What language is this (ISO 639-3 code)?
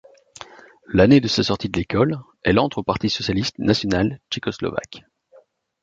fra